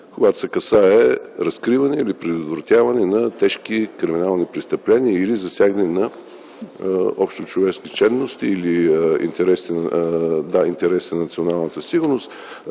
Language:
Bulgarian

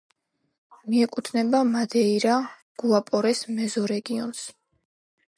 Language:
Georgian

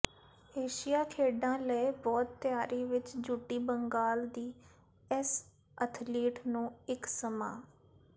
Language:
Punjabi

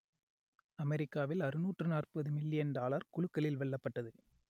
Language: Tamil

